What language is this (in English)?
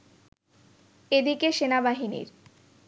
Bangla